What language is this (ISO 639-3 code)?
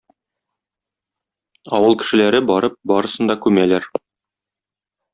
tat